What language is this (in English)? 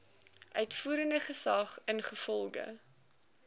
Afrikaans